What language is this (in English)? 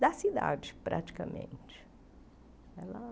Portuguese